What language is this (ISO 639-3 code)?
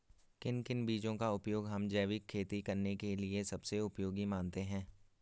hin